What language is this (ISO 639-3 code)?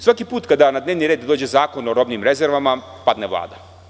srp